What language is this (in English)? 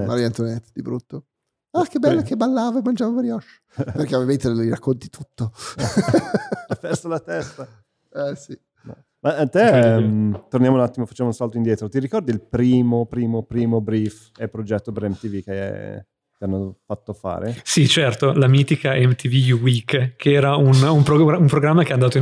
Italian